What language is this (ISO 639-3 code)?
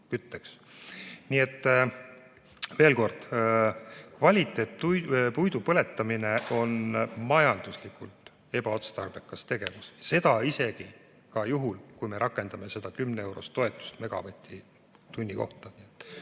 est